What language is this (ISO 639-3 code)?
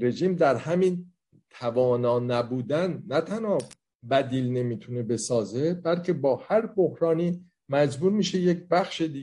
fas